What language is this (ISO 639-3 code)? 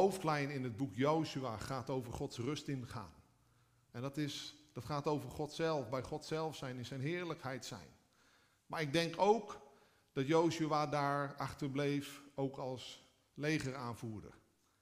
nld